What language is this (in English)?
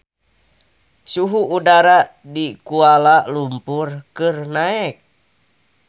Sundanese